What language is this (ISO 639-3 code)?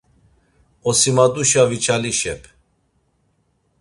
lzz